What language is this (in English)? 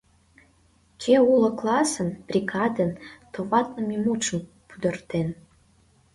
Mari